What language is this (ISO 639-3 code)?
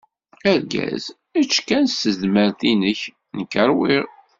kab